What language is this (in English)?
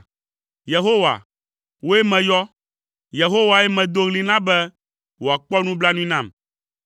Ewe